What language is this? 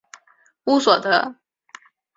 Chinese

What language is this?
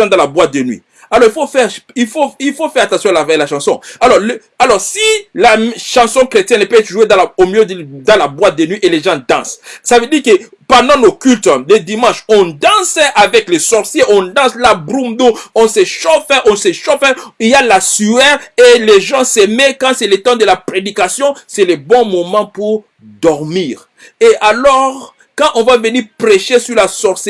French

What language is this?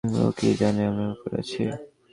Bangla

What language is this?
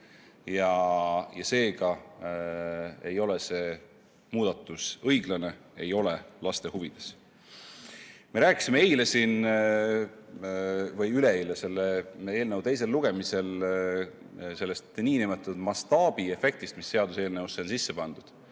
Estonian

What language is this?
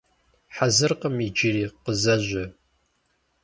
Kabardian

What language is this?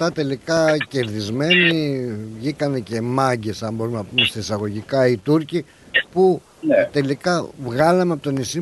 Greek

